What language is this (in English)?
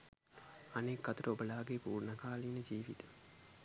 Sinhala